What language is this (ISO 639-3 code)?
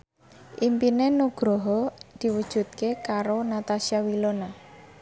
jav